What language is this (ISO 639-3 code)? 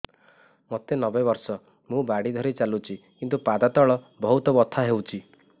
ori